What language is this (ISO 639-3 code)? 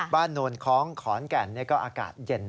tha